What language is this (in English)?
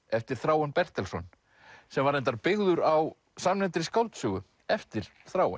Icelandic